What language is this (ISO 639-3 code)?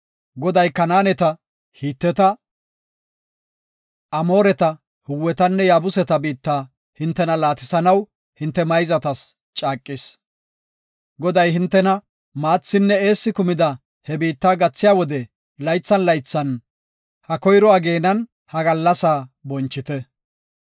gof